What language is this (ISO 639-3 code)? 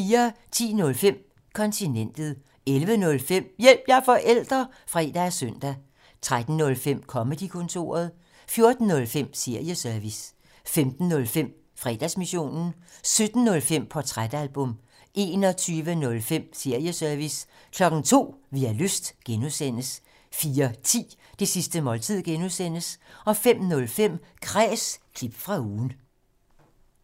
dan